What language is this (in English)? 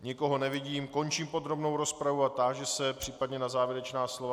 Czech